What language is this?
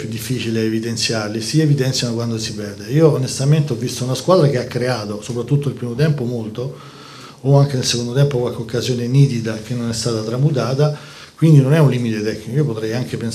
Italian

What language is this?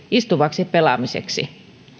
Finnish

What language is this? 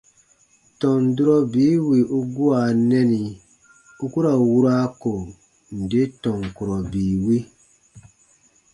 Baatonum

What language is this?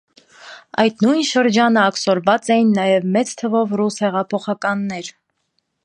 Armenian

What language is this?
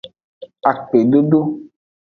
Aja (Benin)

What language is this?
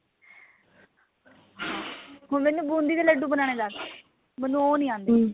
Punjabi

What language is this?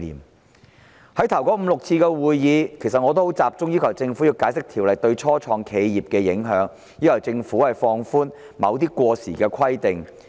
Cantonese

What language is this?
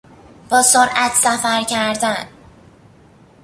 Persian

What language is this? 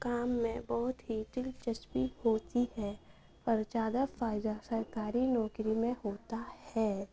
Urdu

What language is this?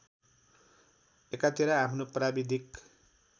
Nepali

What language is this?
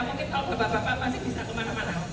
Indonesian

